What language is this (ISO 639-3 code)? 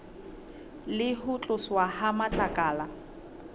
sot